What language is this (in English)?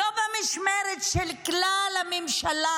Hebrew